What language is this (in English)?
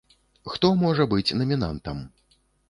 Belarusian